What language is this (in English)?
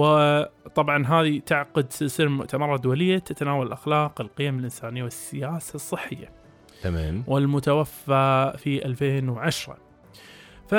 Arabic